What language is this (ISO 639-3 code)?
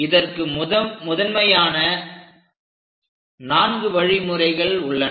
tam